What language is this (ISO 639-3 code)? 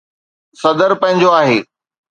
snd